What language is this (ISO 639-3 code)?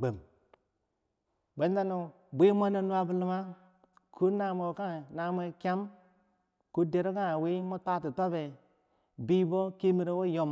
bsj